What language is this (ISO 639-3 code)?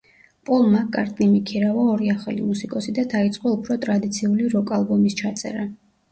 kat